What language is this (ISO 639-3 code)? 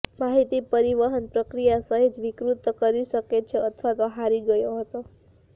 guj